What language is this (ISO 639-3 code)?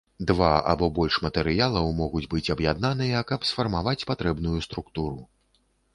bel